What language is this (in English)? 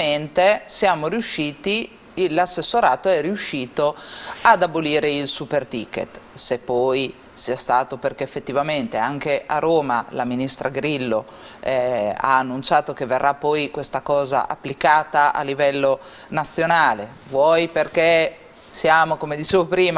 Italian